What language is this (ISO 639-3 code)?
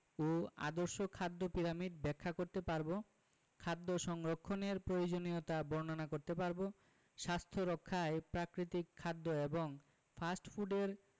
ben